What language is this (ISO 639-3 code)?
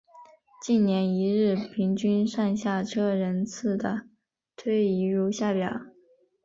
zho